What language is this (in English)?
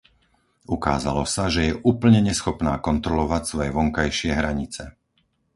Slovak